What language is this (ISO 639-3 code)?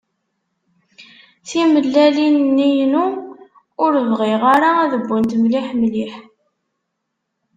kab